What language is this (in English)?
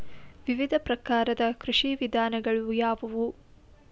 Kannada